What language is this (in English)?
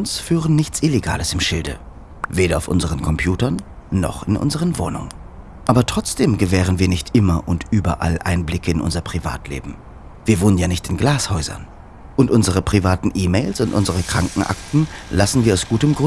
German